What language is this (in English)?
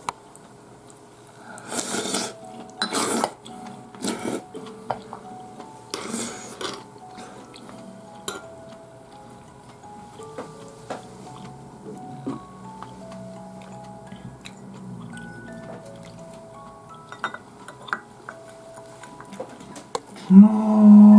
Japanese